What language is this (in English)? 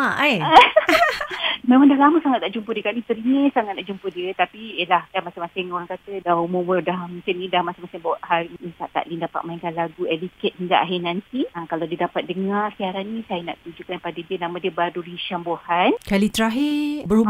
Malay